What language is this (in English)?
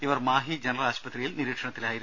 Malayalam